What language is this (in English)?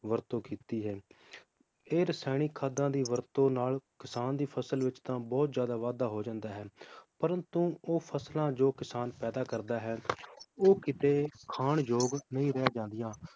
Punjabi